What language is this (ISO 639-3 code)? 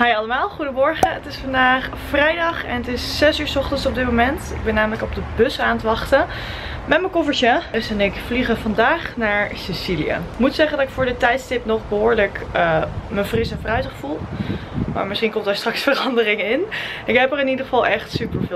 nld